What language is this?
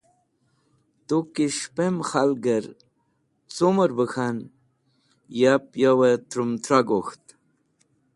Wakhi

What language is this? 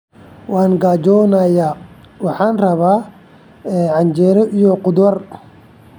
Somali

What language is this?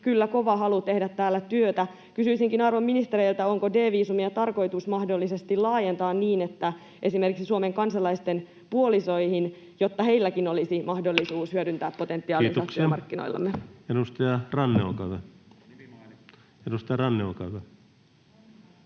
Finnish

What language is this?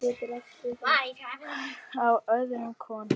Icelandic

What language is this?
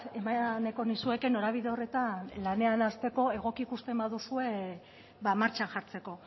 Basque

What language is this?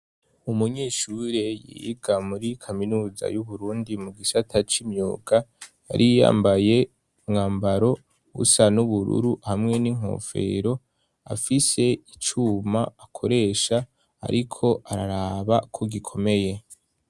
Rundi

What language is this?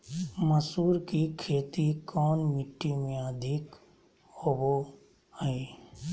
Magahi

